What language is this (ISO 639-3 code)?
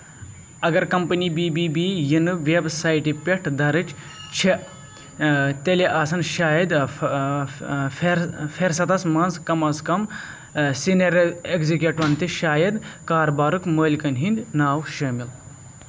kas